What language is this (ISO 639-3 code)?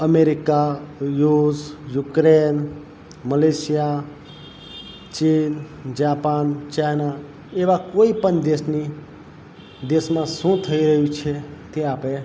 guj